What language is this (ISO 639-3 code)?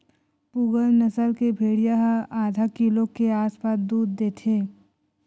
hne